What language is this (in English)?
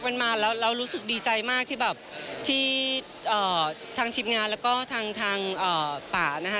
Thai